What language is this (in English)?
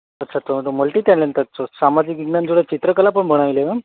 Gujarati